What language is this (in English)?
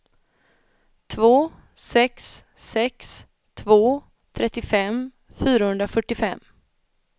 Swedish